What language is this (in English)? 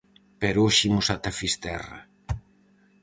Galician